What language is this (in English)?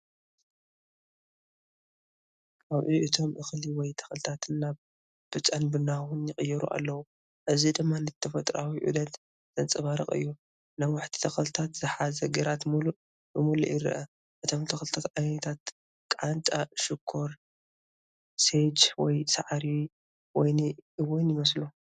Tigrinya